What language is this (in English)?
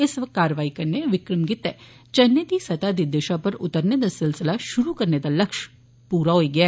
Dogri